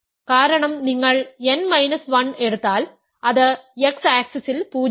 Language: Malayalam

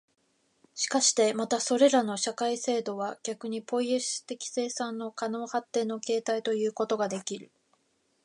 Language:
Japanese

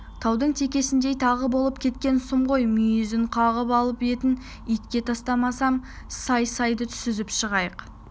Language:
Kazakh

